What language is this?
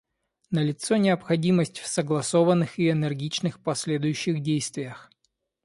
Russian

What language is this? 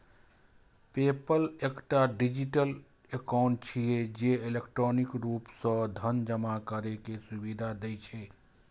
Maithili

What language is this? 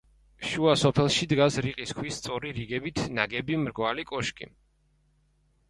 Georgian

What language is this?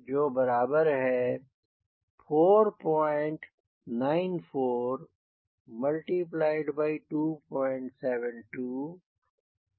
Hindi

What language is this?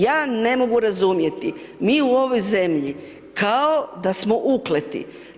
Croatian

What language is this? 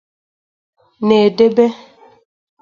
Igbo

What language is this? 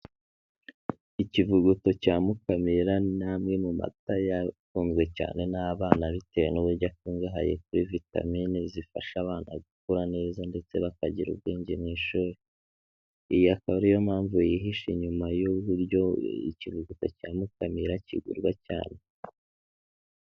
Kinyarwanda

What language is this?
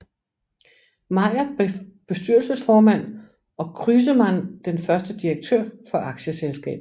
Danish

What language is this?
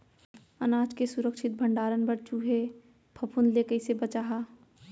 Chhattisgarhi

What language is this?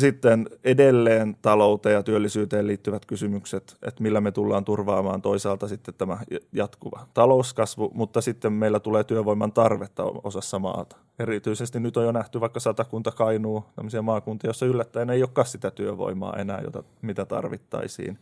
Finnish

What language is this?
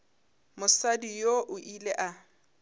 Northern Sotho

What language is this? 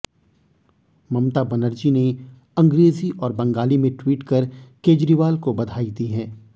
Hindi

